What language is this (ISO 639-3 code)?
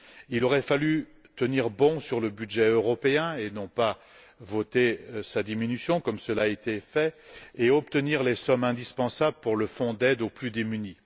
fra